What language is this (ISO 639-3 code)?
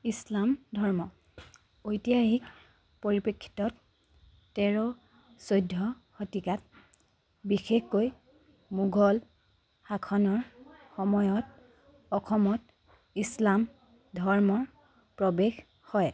asm